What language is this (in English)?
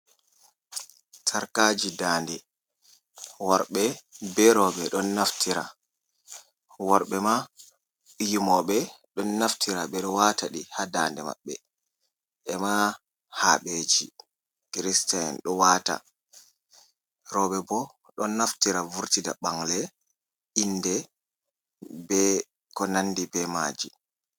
Fula